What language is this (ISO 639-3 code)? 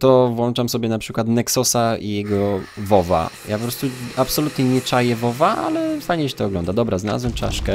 pol